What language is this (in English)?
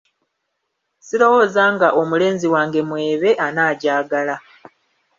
Ganda